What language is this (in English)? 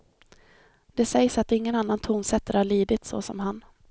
Swedish